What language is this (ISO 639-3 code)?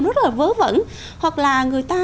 vie